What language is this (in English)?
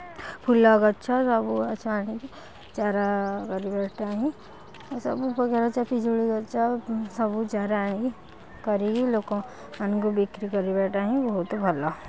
Odia